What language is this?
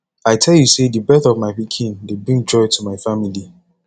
Nigerian Pidgin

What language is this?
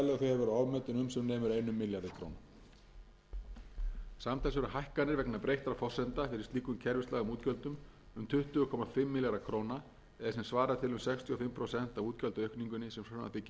Icelandic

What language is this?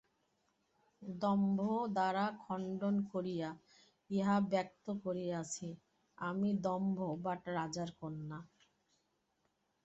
Bangla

